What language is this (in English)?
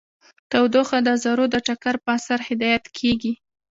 Pashto